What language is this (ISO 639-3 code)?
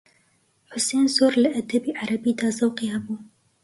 ckb